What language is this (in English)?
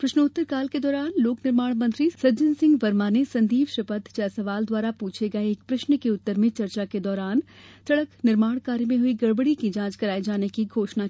Hindi